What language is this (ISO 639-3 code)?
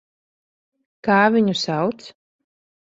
lav